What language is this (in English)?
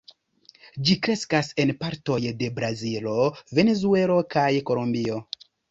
Esperanto